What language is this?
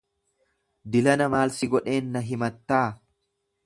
Oromo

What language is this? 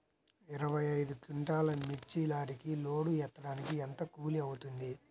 Telugu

